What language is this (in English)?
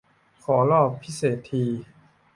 Thai